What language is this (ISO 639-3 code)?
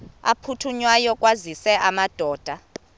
xho